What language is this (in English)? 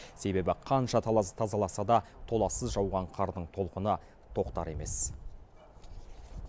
Kazakh